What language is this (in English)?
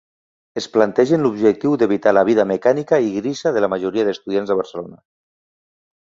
Catalan